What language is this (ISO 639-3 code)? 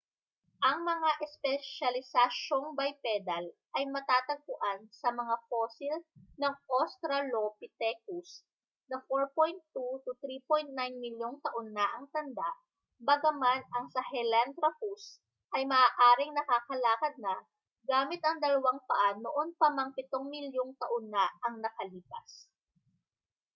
fil